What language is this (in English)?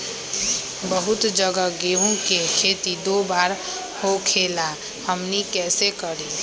Magahi